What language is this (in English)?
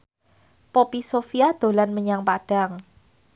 Javanese